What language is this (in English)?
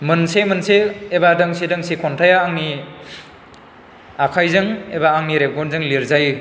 Bodo